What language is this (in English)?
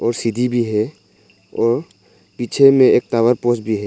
Hindi